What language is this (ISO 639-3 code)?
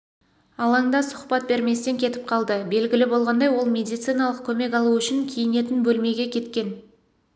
kaz